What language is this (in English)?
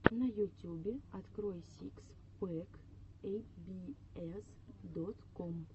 Russian